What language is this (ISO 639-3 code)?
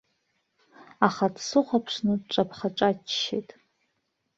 abk